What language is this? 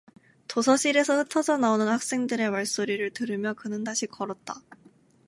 Korean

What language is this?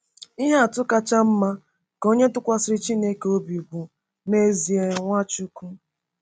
Igbo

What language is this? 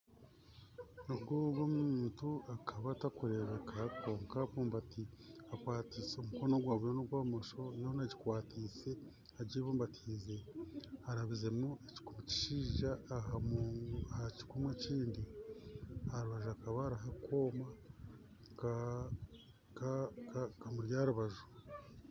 Nyankole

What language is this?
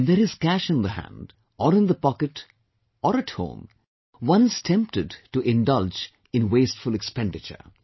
English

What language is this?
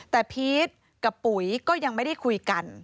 Thai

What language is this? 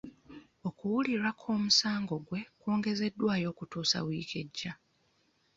Ganda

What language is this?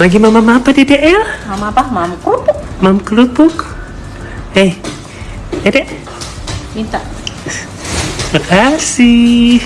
Indonesian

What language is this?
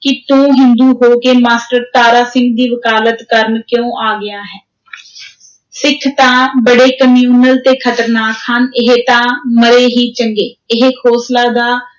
Punjabi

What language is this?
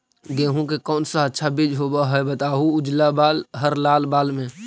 Magahi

